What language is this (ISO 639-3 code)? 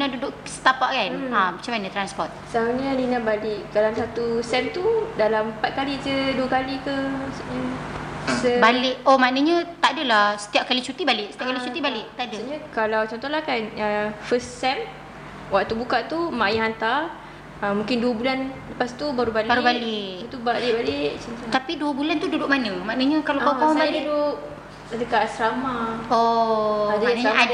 msa